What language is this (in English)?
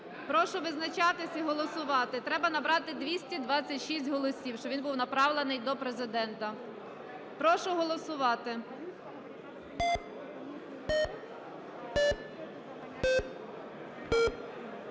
Ukrainian